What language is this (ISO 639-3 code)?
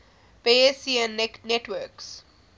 eng